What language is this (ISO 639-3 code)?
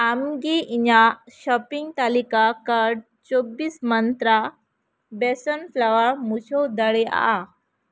sat